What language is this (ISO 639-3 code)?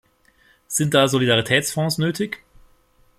deu